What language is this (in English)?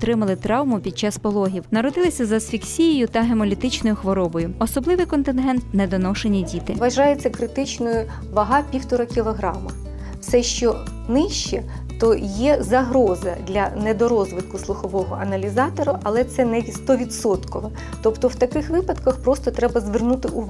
Ukrainian